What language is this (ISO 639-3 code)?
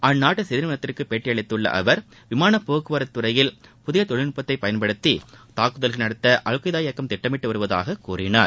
tam